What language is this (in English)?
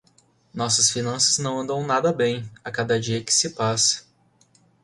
Portuguese